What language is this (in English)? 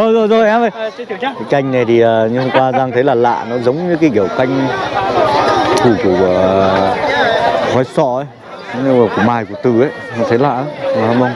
Vietnamese